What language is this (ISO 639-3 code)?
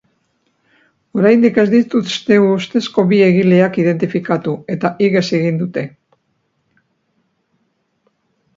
eus